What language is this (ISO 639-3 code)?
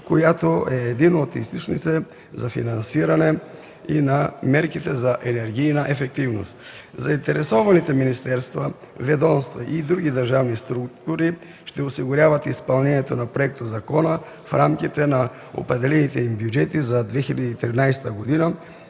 bul